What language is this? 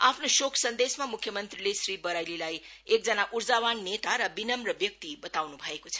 Nepali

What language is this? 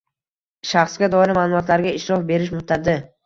Uzbek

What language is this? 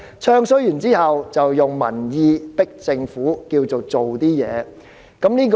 Cantonese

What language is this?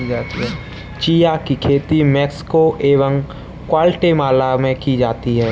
Hindi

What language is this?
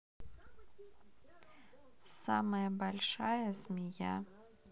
Russian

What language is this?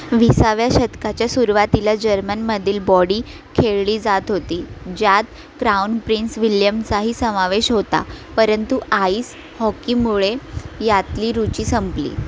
Marathi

